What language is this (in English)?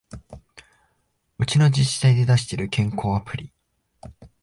Japanese